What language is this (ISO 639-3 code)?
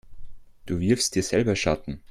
deu